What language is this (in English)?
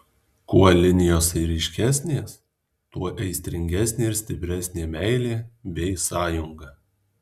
Lithuanian